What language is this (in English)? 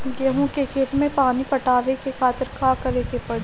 Bhojpuri